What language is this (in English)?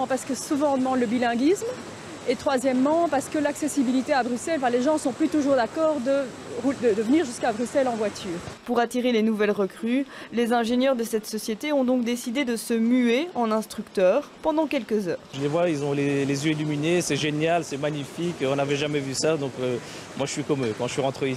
French